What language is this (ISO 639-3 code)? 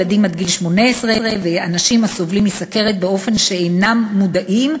heb